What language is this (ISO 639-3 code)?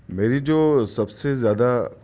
urd